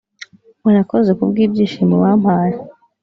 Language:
Kinyarwanda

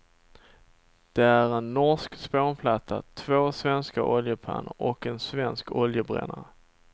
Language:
Swedish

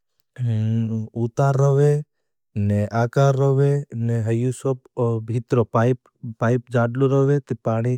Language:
Bhili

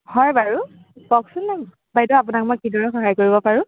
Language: Assamese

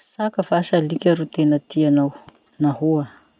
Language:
Masikoro Malagasy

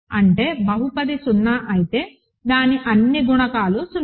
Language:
Telugu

